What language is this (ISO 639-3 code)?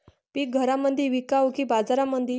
mar